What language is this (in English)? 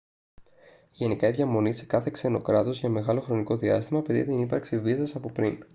Greek